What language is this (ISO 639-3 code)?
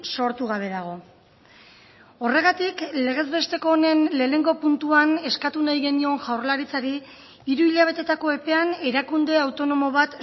eus